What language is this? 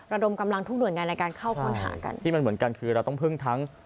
Thai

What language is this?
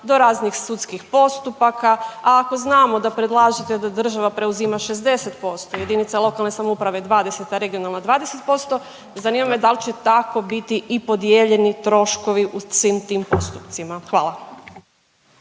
Croatian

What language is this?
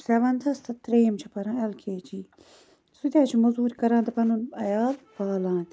Kashmiri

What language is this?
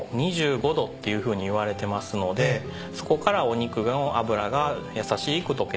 Japanese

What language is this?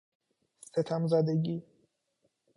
Persian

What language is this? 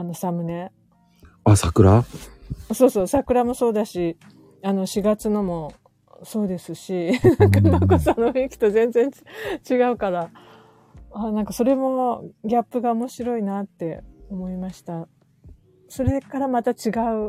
Japanese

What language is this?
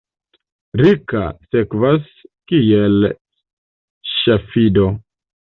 Esperanto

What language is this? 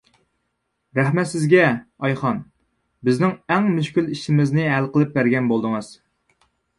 Uyghur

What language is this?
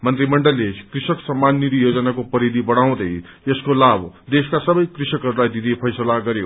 Nepali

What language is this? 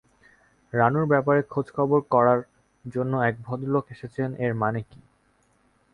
Bangla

